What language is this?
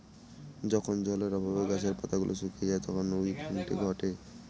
Bangla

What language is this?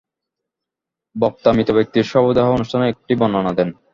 Bangla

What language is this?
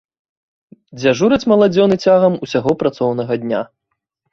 Belarusian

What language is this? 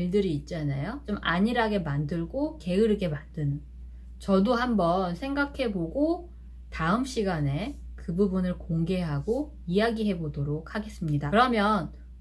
Korean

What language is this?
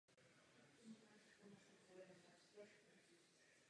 Czech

